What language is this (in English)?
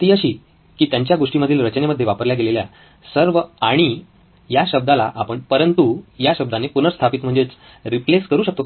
Marathi